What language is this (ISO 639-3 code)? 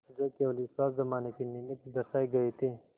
hin